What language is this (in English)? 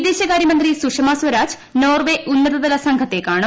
Malayalam